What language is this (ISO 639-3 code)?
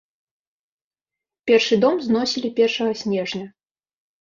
bel